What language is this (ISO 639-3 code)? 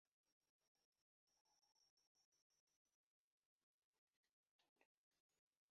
lug